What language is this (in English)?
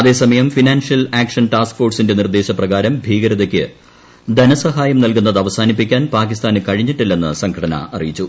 Malayalam